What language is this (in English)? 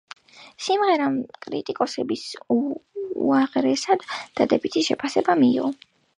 Georgian